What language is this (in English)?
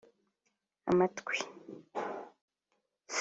Kinyarwanda